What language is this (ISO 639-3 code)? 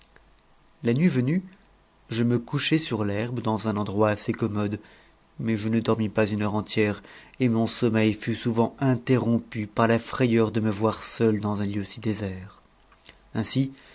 fra